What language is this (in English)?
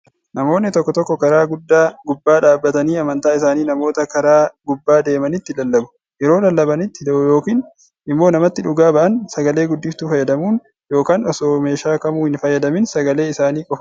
Oromo